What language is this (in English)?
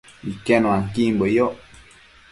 Matsés